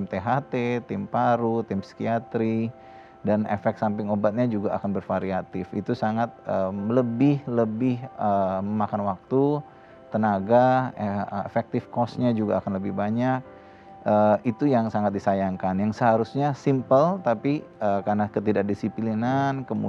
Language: Indonesian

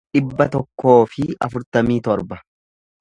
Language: Oromo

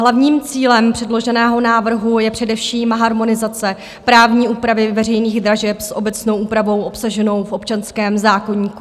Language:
Czech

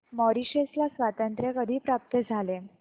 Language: Marathi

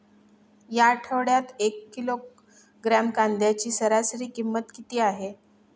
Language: Marathi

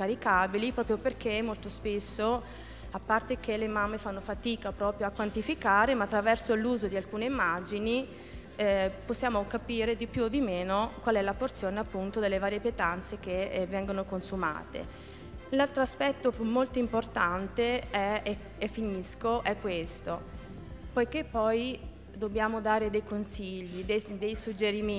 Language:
Italian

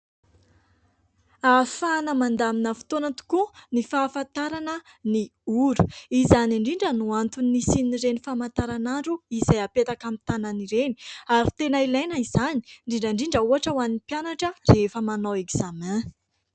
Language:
Malagasy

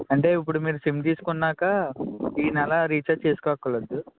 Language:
Telugu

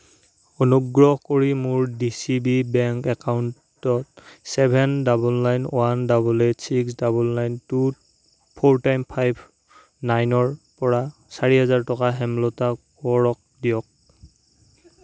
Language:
Assamese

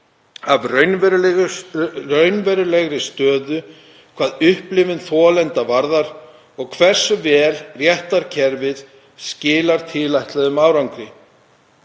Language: Icelandic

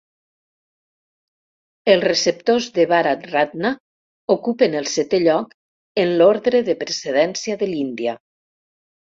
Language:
Catalan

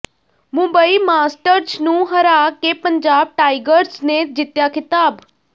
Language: Punjabi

